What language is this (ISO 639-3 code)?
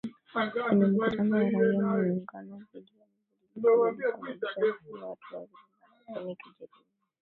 swa